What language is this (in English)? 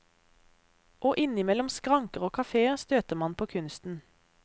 Norwegian